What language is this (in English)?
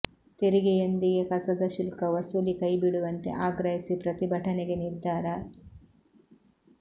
Kannada